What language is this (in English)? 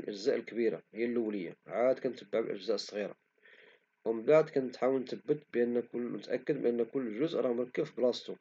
Moroccan Arabic